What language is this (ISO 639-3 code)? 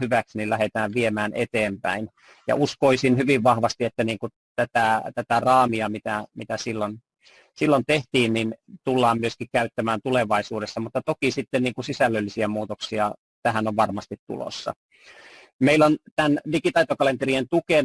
fin